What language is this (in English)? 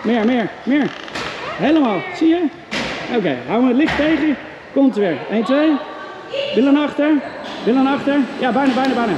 Dutch